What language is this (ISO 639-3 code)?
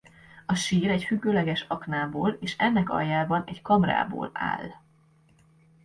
hun